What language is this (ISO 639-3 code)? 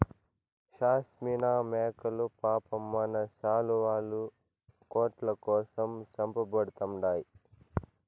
tel